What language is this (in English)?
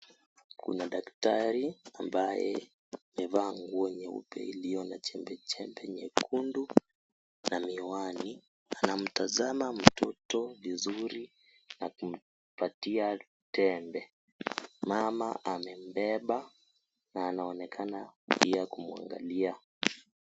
Swahili